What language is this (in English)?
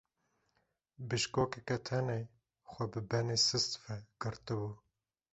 Kurdish